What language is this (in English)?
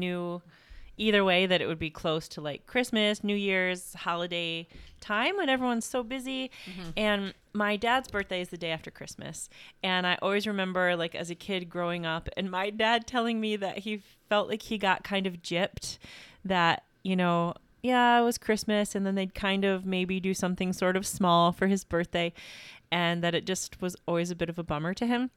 English